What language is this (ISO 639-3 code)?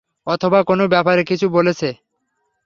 ben